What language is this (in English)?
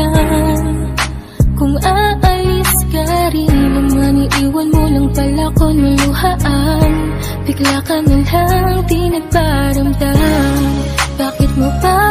Indonesian